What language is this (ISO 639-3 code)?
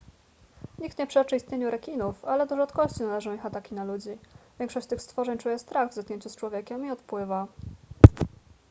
pol